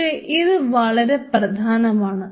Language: Malayalam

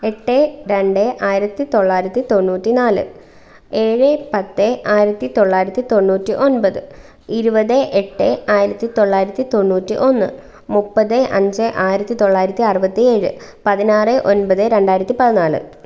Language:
Malayalam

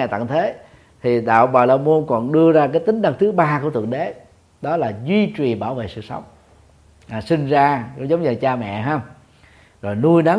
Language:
Vietnamese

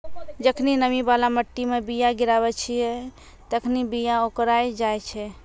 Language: Maithili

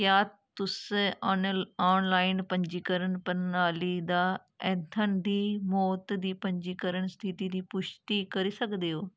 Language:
Dogri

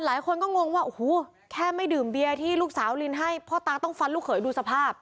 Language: Thai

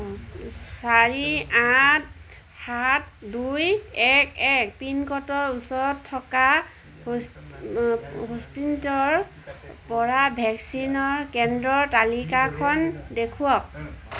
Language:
Assamese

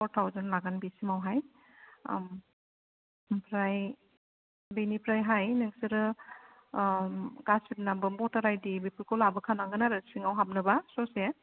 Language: Bodo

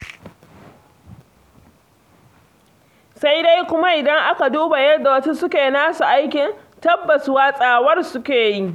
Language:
Hausa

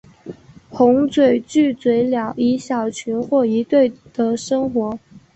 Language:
Chinese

